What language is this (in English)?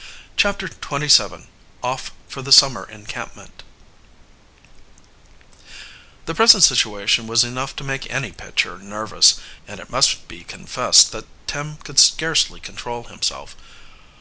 English